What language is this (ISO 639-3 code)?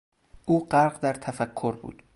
fas